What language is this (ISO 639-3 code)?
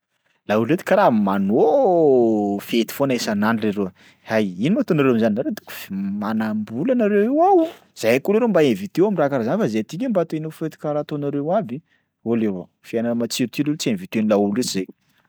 skg